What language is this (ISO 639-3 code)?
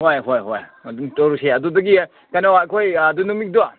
mni